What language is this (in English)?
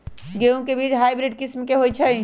Magahi